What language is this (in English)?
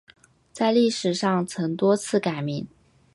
Chinese